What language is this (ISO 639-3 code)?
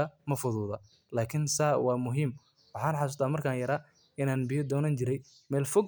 som